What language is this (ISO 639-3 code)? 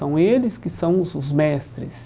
por